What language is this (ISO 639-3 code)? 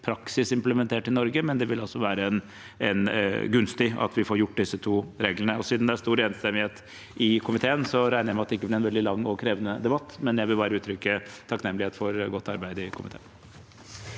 nor